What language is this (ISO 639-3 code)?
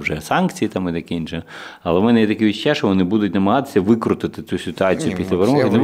ukr